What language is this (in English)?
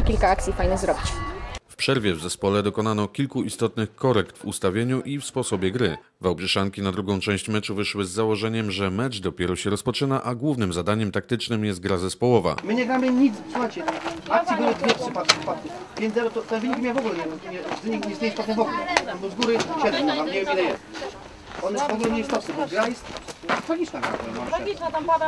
Polish